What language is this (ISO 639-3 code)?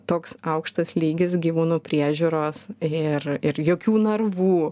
lit